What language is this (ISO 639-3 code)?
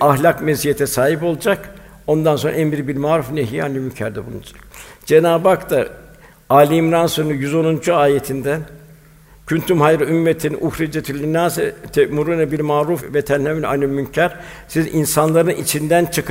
tur